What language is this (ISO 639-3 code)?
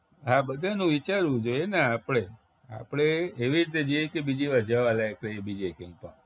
guj